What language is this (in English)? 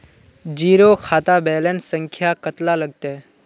Magahi